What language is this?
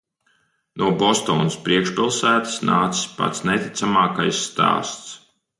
Latvian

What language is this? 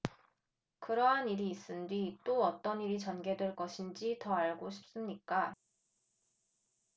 Korean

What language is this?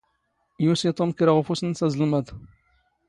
Standard Moroccan Tamazight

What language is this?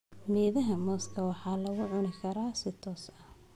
Somali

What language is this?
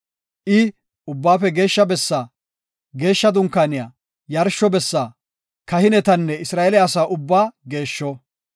Gofa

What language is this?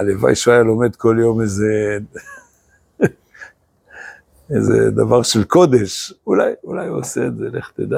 Hebrew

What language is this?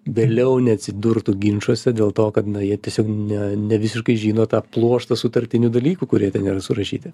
Lithuanian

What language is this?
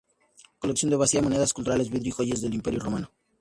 Spanish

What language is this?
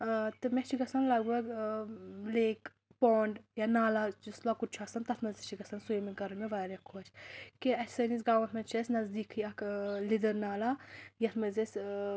Kashmiri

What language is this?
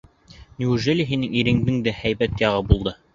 Bashkir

